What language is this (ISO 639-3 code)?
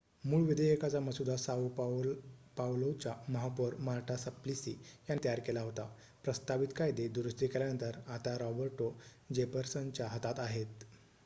mar